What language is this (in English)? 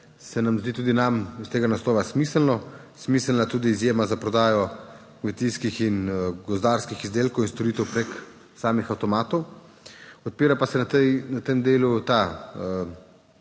Slovenian